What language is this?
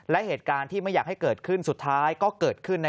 Thai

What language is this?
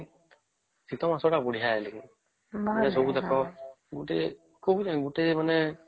Odia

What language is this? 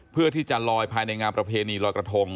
Thai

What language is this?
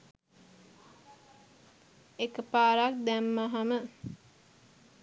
Sinhala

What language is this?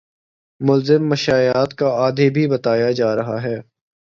Urdu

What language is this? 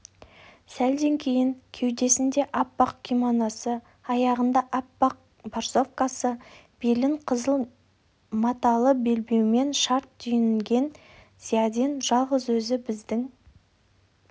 Kazakh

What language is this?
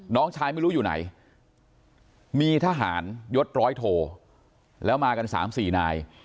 Thai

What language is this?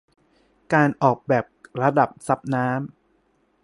Thai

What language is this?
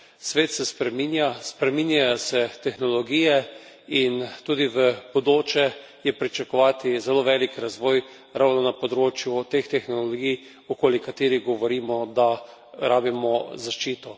Slovenian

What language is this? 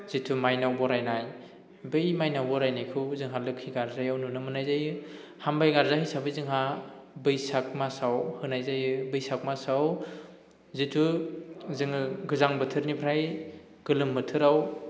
Bodo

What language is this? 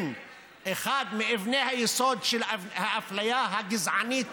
Hebrew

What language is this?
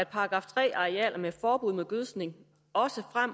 Danish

